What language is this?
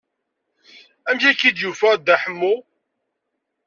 Kabyle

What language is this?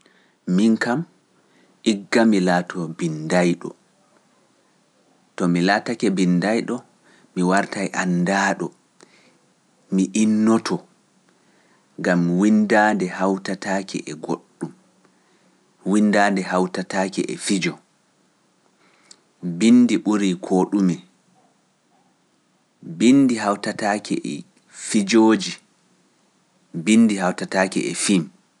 Pular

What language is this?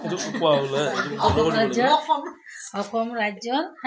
Assamese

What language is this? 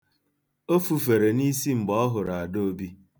Igbo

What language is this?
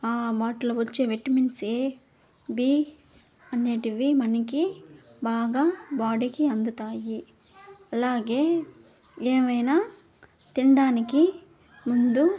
Telugu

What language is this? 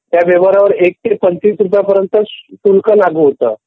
Marathi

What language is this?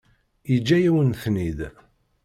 Kabyle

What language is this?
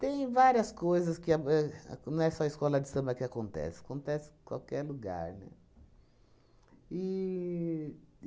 Portuguese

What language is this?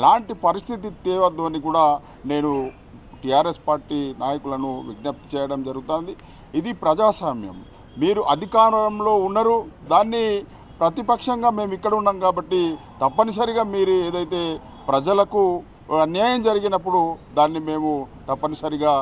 Hindi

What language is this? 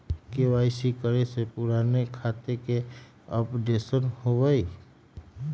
Magahi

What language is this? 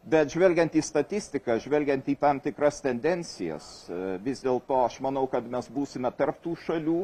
Lithuanian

